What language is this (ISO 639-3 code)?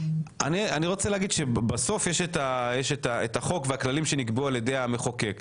heb